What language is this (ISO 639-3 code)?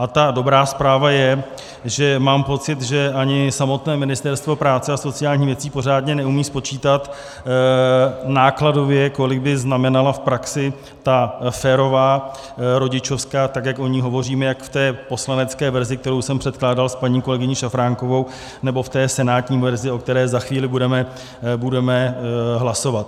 ces